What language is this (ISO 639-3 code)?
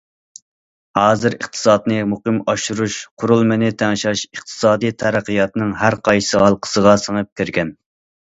uig